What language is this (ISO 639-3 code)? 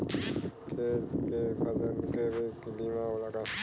bho